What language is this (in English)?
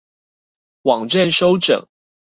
Chinese